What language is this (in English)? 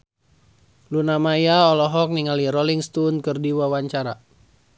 Sundanese